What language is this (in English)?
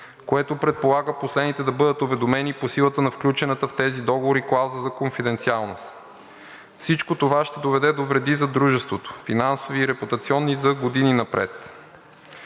Bulgarian